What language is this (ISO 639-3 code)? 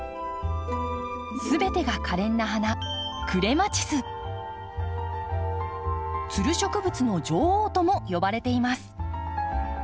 jpn